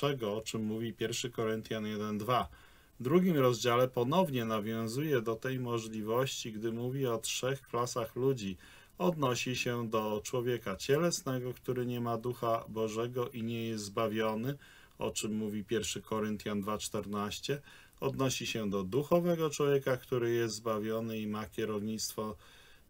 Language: Polish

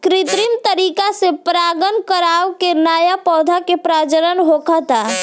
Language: Bhojpuri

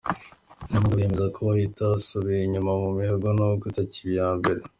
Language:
Kinyarwanda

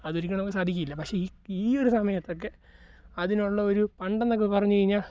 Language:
Malayalam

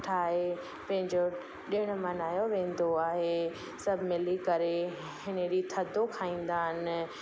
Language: Sindhi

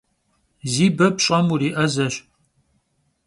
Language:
Kabardian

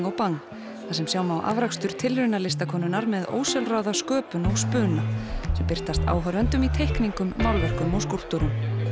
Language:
Icelandic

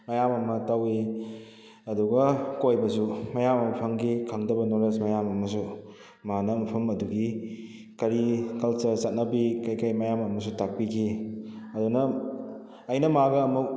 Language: Manipuri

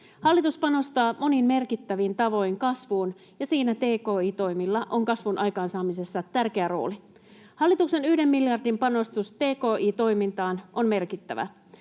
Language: Finnish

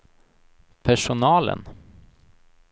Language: Swedish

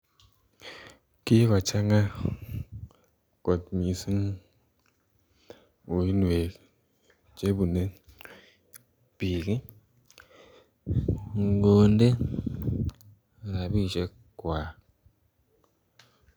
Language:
Kalenjin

